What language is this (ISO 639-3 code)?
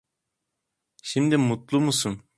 tur